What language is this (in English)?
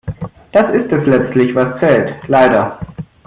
German